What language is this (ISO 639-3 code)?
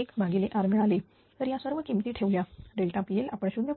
mar